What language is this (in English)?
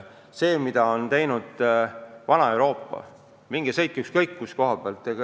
Estonian